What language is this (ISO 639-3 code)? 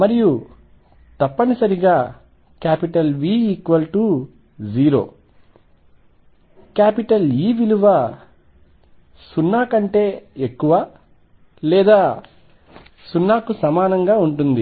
tel